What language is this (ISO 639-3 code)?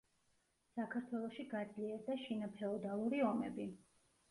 kat